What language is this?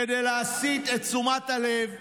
Hebrew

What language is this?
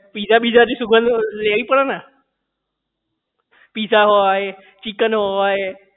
Gujarati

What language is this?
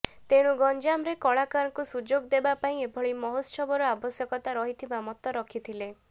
Odia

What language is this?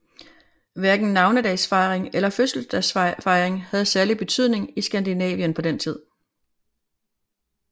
Danish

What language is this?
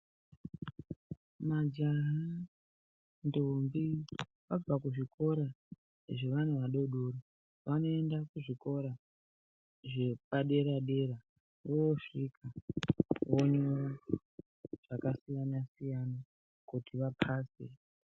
Ndau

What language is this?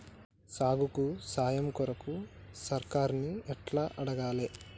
Telugu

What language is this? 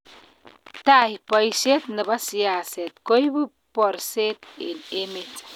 Kalenjin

